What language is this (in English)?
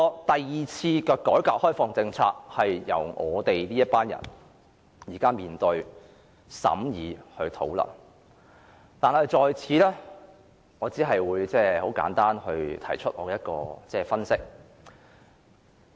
Cantonese